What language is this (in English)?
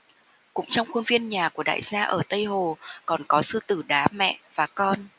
Vietnamese